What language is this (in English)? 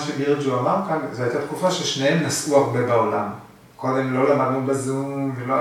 Hebrew